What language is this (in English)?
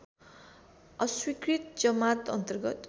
Nepali